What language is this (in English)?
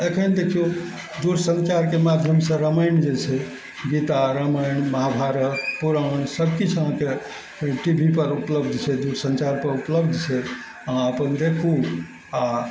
Maithili